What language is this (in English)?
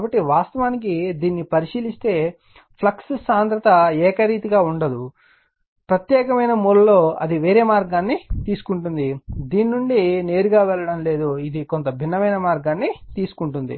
Telugu